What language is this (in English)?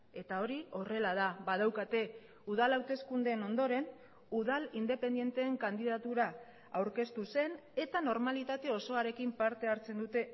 Basque